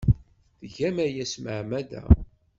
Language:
Kabyle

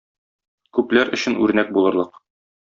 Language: Tatar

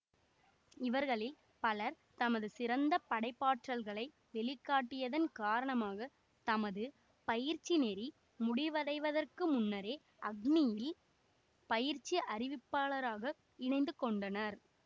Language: Tamil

